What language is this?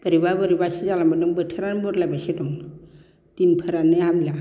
Bodo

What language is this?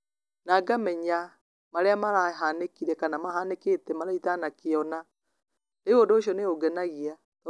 Kikuyu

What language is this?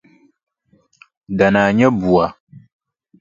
Dagbani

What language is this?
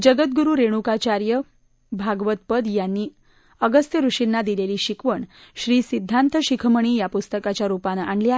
Marathi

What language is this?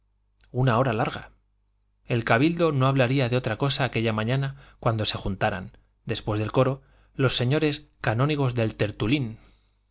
Spanish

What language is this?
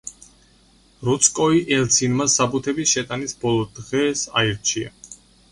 Georgian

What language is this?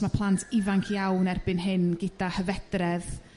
Welsh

